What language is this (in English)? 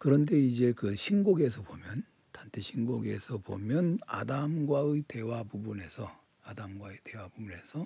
Korean